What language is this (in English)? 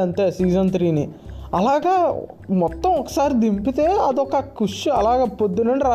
Telugu